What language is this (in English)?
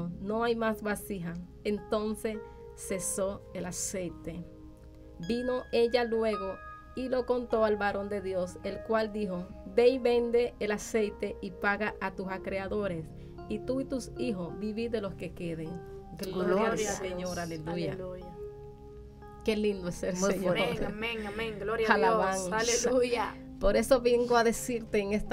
Spanish